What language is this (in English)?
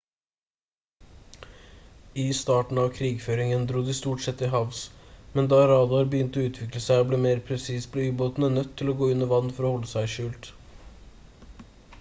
Norwegian Bokmål